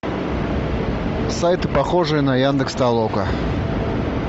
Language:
Russian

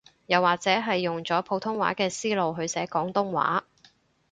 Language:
Cantonese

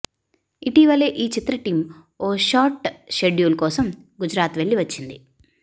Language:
Telugu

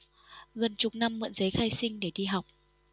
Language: Vietnamese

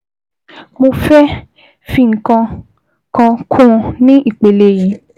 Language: Yoruba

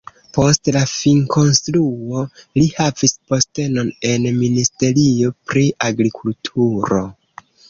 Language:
Esperanto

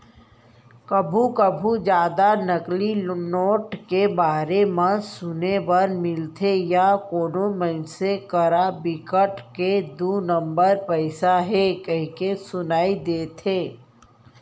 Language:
Chhattisgarhi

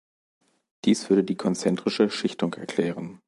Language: German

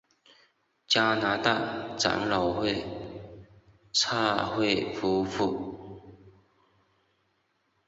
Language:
Chinese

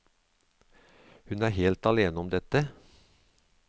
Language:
Norwegian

